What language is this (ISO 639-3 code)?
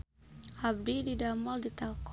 sun